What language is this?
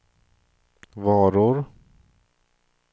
Swedish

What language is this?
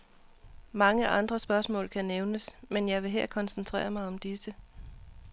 Danish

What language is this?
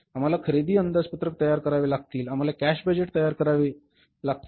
Marathi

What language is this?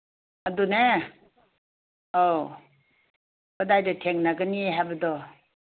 Manipuri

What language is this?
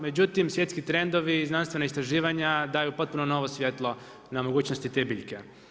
Croatian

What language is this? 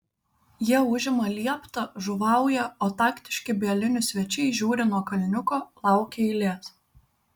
Lithuanian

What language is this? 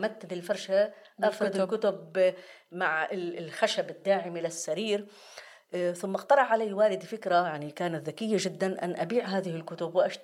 Arabic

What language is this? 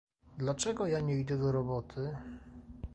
Polish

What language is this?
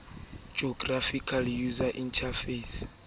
Southern Sotho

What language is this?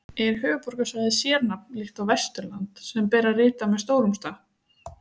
Icelandic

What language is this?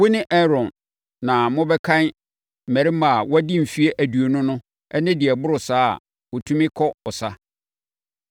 Akan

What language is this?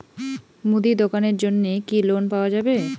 Bangla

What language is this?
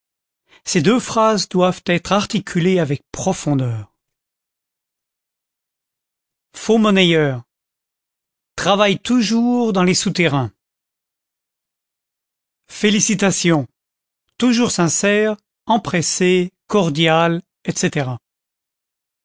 French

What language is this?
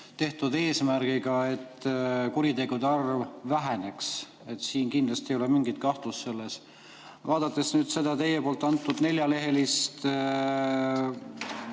Estonian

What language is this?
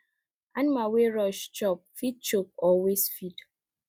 Nigerian Pidgin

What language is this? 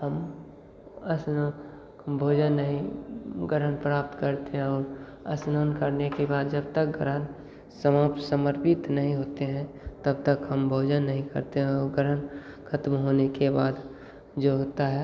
Hindi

